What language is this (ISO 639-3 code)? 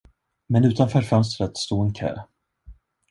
swe